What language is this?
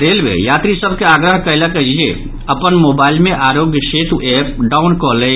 Maithili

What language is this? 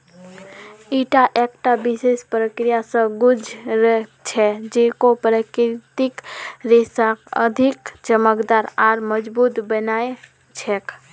Magahi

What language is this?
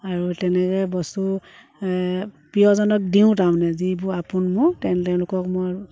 Assamese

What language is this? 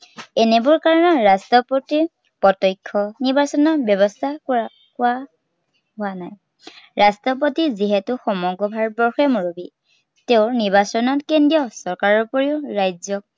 Assamese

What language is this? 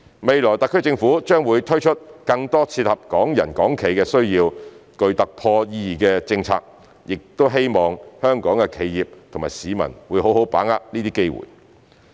Cantonese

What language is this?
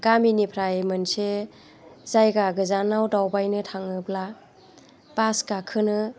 Bodo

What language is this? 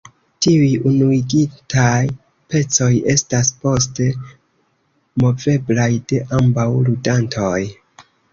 Esperanto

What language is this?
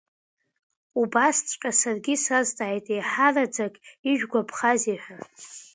Abkhazian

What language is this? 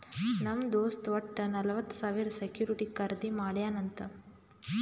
Kannada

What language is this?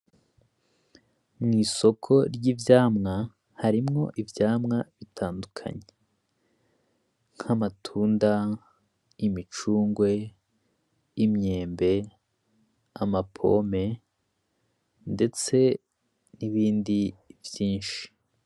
Rundi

